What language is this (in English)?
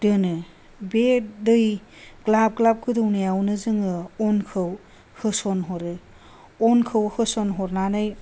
Bodo